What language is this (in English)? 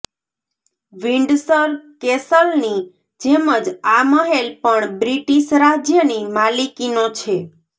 Gujarati